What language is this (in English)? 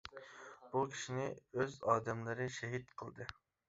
Uyghur